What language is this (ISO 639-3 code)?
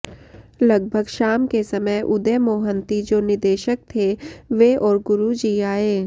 san